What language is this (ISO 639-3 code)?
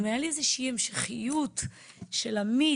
heb